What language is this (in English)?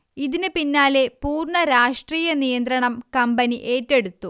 Malayalam